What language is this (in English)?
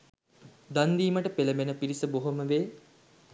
Sinhala